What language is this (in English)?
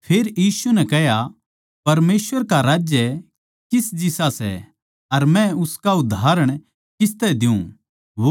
Haryanvi